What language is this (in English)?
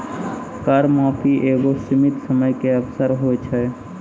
Maithili